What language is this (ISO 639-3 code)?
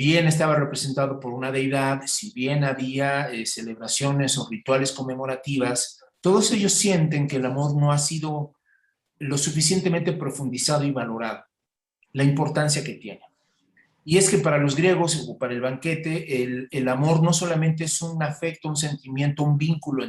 spa